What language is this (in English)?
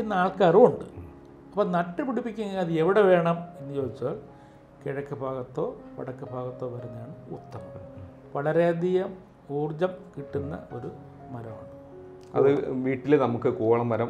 Hindi